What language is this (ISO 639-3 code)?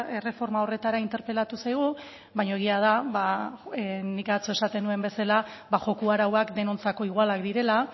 eus